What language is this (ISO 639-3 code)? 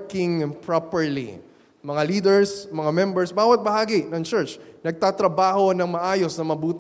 fil